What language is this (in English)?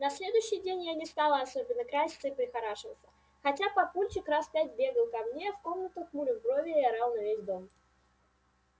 Russian